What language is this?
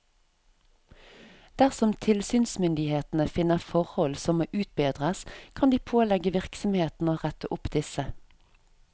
Norwegian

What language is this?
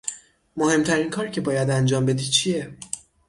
Persian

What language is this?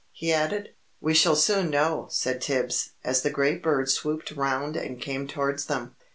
English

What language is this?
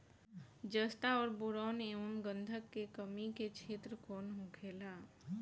Bhojpuri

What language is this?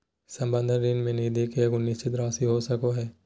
Magahi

